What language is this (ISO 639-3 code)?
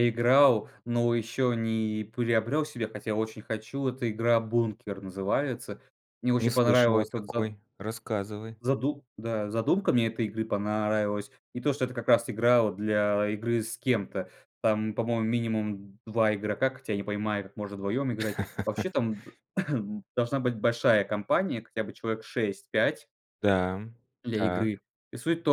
rus